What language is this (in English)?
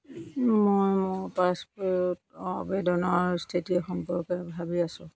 Assamese